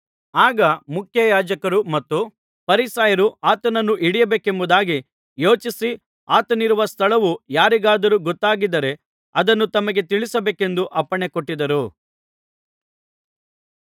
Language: Kannada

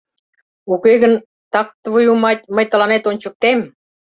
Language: Mari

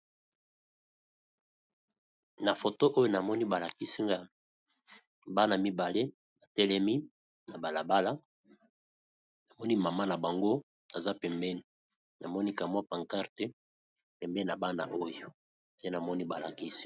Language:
Lingala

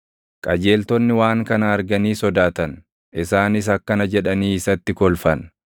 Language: Oromo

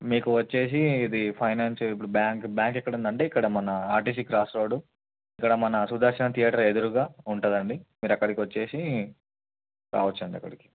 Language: Telugu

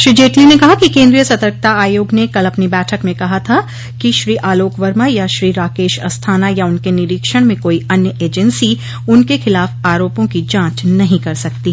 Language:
Hindi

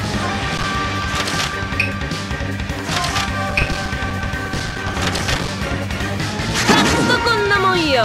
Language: Japanese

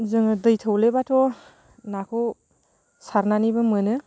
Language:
Bodo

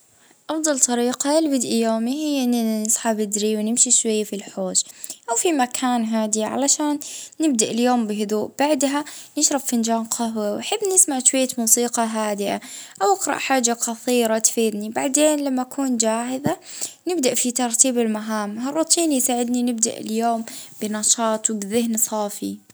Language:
Libyan Arabic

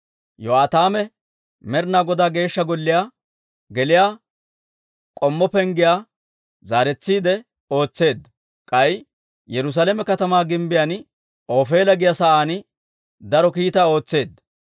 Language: Dawro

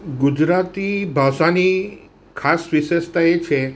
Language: Gujarati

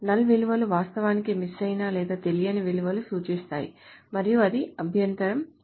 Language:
Telugu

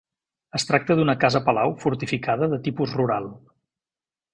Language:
Catalan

